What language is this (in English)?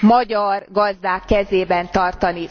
Hungarian